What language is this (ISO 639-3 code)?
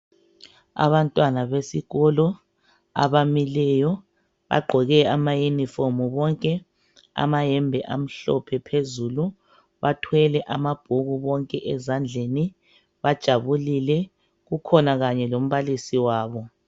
nde